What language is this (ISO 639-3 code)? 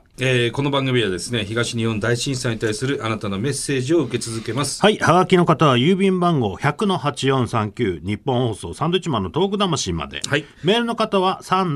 jpn